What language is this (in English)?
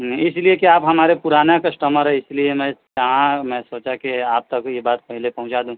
Urdu